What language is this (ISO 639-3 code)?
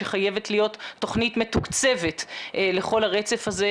heb